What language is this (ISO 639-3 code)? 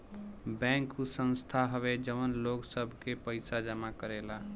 bho